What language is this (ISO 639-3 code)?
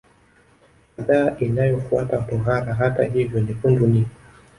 swa